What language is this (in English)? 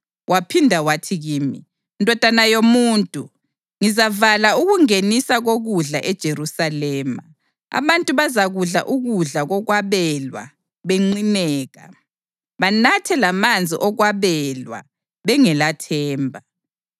North Ndebele